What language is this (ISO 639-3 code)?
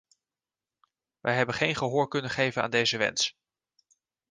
nld